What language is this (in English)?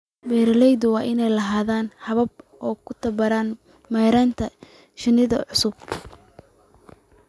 Somali